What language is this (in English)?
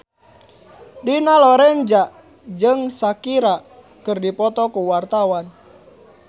Sundanese